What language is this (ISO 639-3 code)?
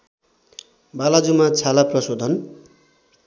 nep